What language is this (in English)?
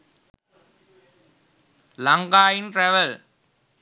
Sinhala